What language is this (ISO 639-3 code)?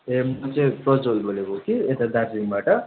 nep